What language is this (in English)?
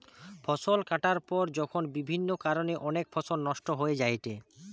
Bangla